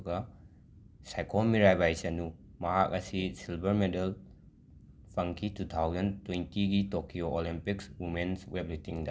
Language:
Manipuri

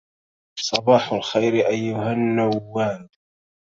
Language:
Arabic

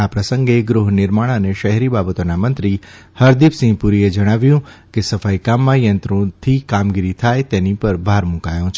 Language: Gujarati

